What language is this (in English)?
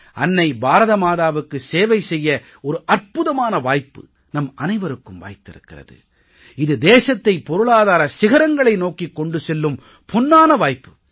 Tamil